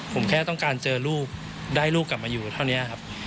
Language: Thai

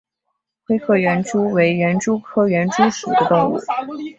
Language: Chinese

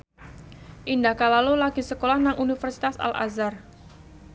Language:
Javanese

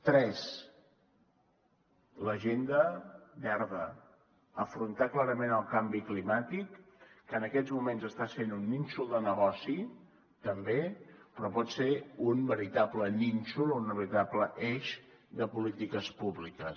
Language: Catalan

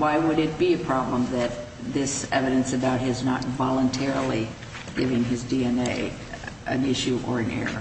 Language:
English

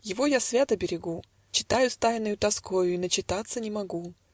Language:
Russian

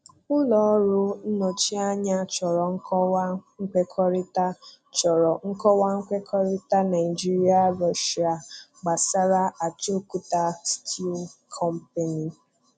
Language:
Igbo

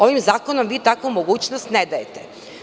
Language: Serbian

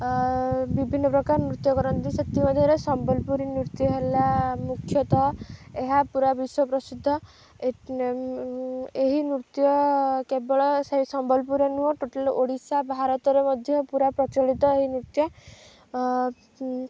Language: Odia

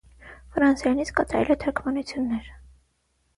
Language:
Armenian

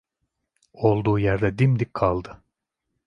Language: Turkish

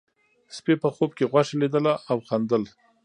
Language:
Pashto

